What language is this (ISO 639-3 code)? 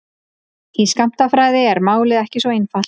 isl